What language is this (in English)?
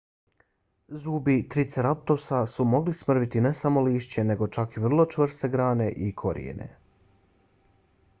Bosnian